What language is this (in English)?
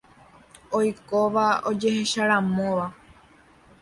Guarani